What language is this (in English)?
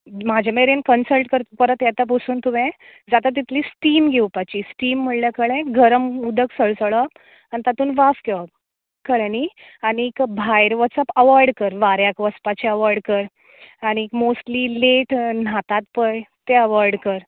Konkani